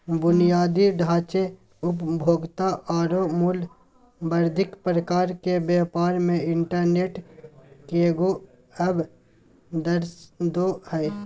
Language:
Magahi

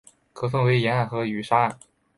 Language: Chinese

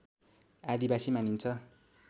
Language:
Nepali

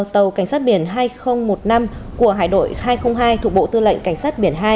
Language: Vietnamese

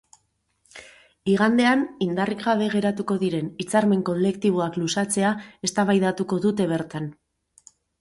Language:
Basque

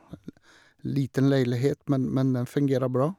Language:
Norwegian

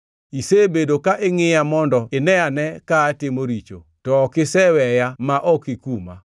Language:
Luo (Kenya and Tanzania)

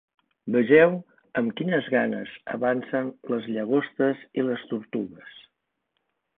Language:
Catalan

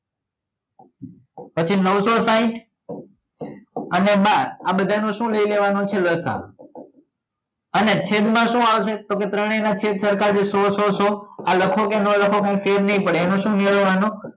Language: Gujarati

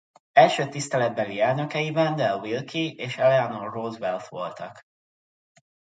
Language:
Hungarian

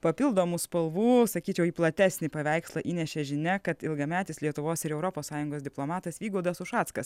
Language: Lithuanian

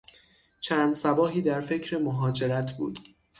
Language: Persian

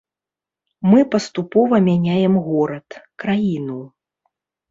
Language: Belarusian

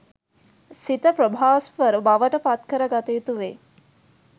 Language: Sinhala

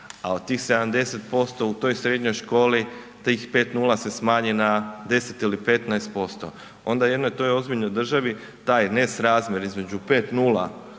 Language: Croatian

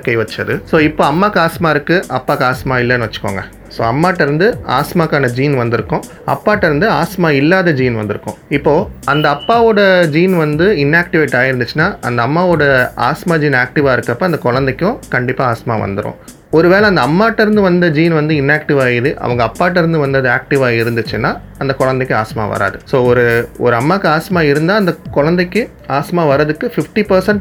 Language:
Tamil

